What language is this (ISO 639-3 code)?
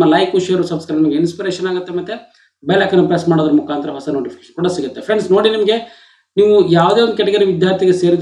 hin